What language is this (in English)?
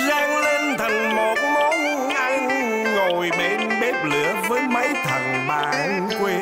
Vietnamese